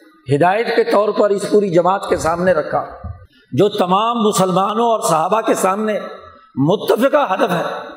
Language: Urdu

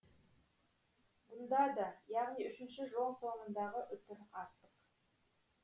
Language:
Kazakh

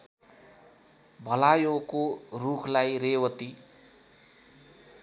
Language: Nepali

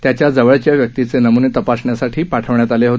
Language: Marathi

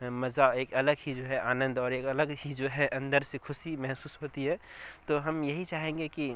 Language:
Urdu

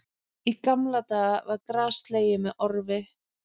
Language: Icelandic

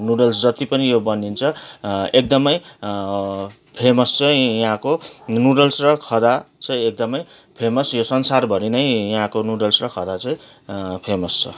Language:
Nepali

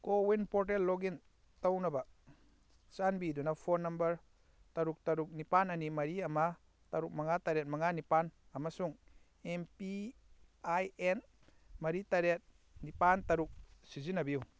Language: Manipuri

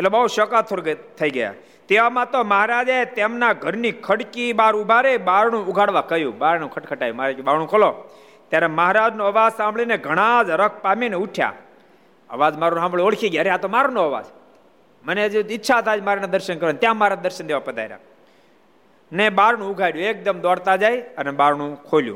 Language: Gujarati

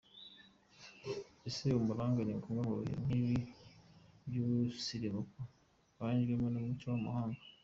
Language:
Kinyarwanda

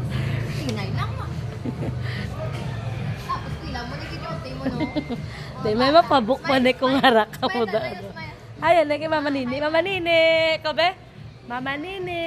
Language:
Filipino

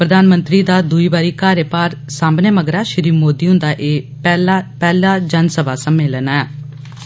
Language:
Dogri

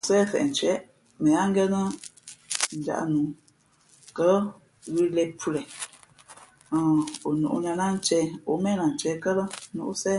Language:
Fe'fe'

